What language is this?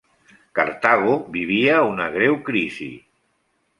Catalan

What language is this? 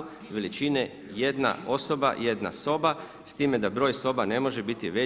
Croatian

